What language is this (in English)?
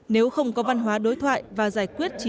Vietnamese